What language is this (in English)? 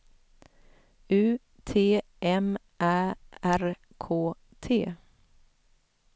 Swedish